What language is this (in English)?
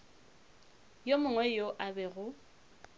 Northern Sotho